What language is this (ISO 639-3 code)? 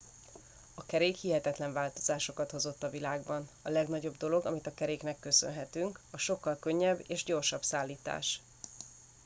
hun